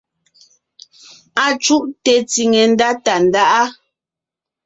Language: Ngiemboon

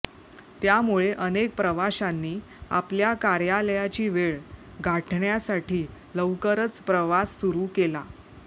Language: Marathi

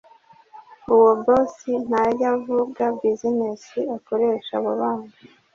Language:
Kinyarwanda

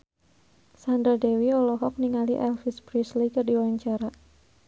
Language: Sundanese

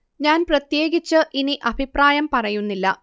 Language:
Malayalam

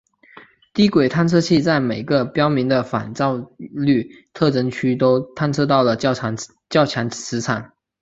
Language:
Chinese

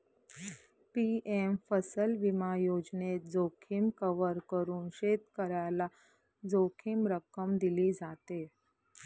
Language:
Marathi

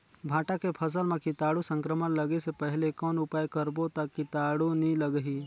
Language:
Chhattisgarhi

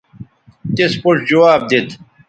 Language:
Bateri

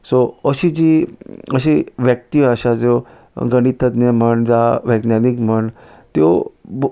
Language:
Konkani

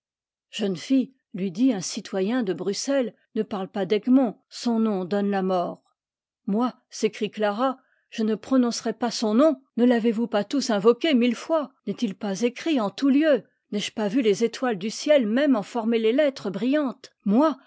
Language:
French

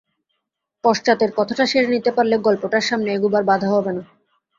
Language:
Bangla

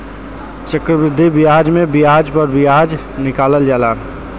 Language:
Bhojpuri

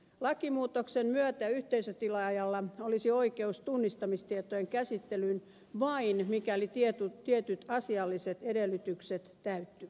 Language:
Finnish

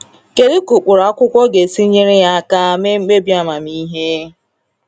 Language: Igbo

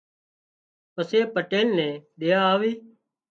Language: Wadiyara Koli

